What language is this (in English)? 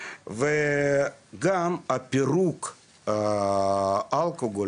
Hebrew